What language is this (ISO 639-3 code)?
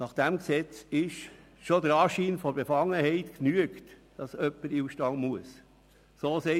gsw